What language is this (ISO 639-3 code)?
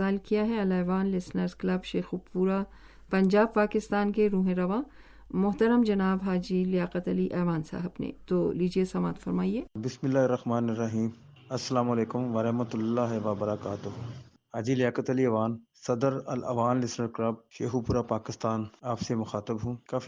urd